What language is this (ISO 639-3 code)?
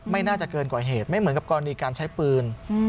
tha